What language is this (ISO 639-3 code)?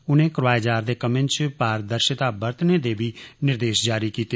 doi